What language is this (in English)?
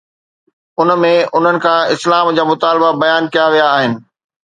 Sindhi